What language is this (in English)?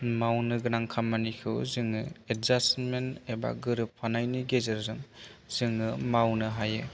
Bodo